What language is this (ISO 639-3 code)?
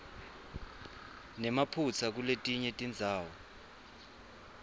ssw